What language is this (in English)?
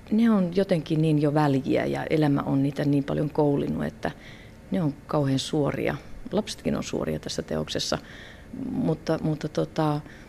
Finnish